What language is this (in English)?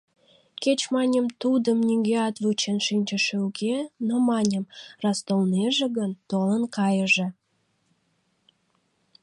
Mari